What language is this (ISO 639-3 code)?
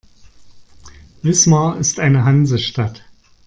deu